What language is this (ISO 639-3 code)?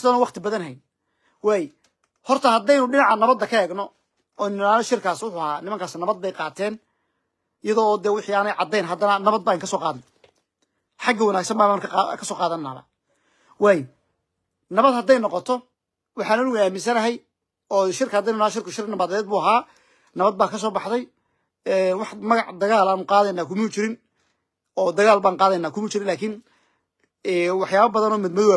ara